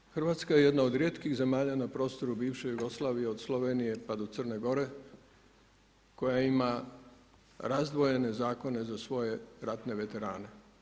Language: Croatian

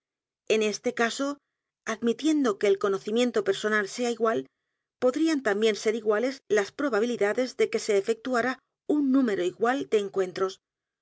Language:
Spanish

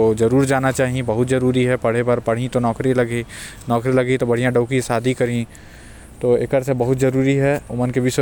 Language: Korwa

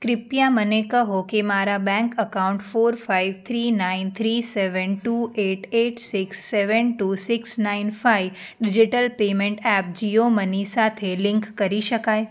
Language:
Gujarati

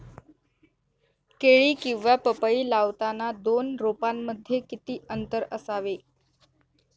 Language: Marathi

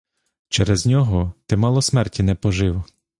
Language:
Ukrainian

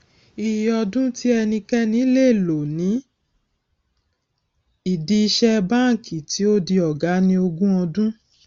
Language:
Yoruba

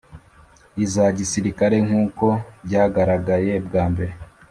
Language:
Kinyarwanda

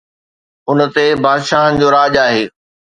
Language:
Sindhi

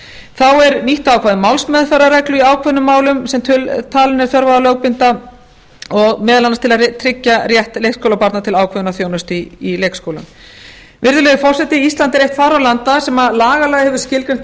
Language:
Icelandic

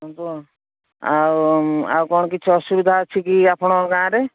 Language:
Odia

